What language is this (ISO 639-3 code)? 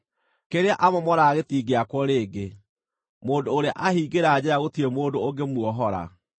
kik